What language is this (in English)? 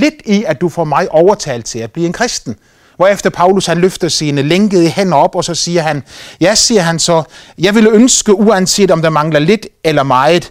Danish